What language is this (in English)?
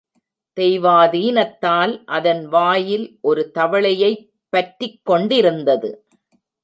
Tamil